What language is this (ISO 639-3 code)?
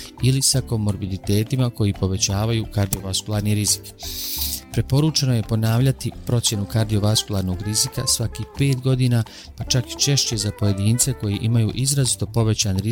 hrv